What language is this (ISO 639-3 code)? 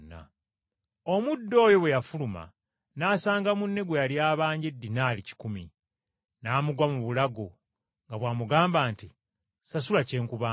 lug